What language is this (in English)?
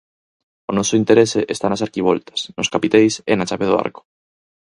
Galician